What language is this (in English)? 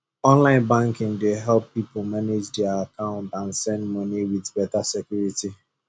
Nigerian Pidgin